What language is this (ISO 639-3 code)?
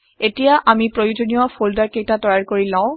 asm